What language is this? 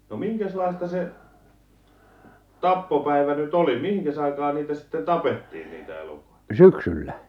Finnish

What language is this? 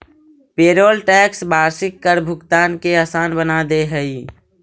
Magahi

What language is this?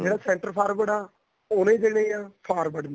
Punjabi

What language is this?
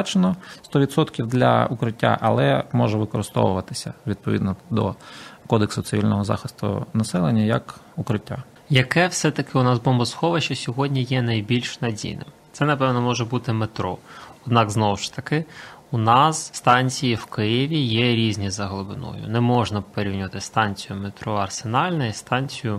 Ukrainian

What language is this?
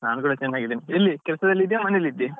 Kannada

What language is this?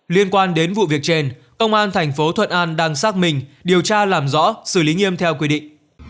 Vietnamese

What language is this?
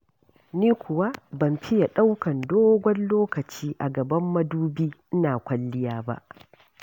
Hausa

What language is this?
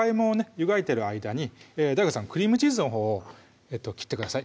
Japanese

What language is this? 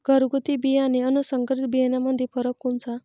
Marathi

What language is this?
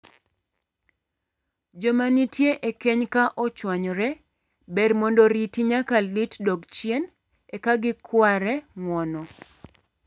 Luo (Kenya and Tanzania)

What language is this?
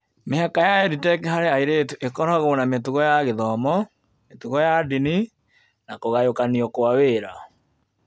Kikuyu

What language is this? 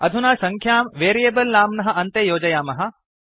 Sanskrit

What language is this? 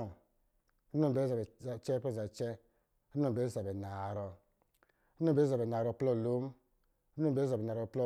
Lijili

